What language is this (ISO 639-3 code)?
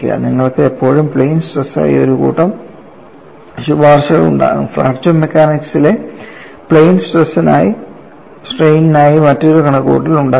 mal